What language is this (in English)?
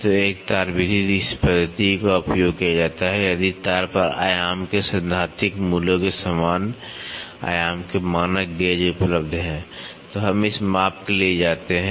Hindi